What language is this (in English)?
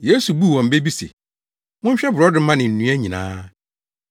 Akan